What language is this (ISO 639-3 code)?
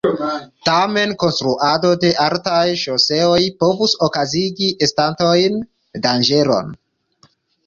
epo